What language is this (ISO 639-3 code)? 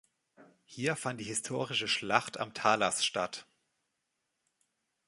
deu